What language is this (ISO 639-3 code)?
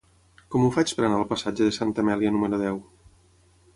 cat